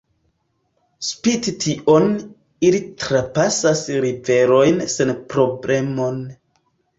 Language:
Esperanto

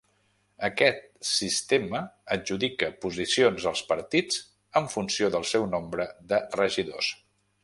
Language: Catalan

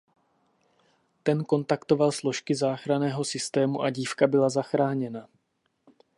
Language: Czech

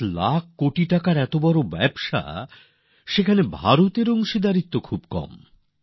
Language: Bangla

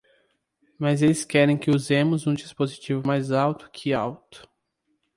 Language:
Portuguese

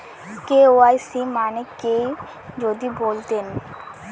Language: Bangla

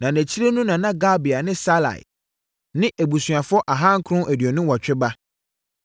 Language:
Akan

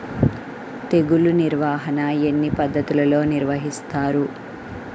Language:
Telugu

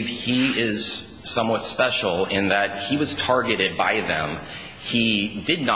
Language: English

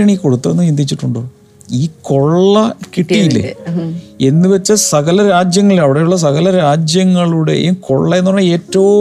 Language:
Malayalam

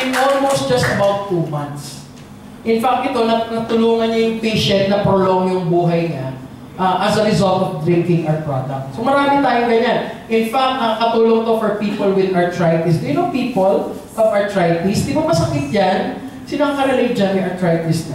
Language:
Filipino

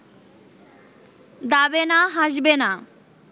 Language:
Bangla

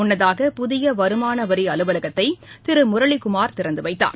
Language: Tamil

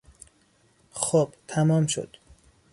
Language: Persian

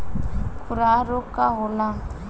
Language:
Bhojpuri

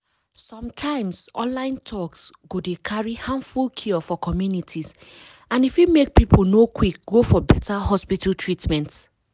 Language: Nigerian Pidgin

